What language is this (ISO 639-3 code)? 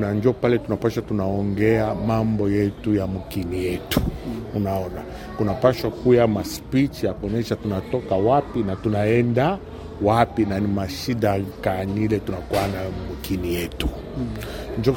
swa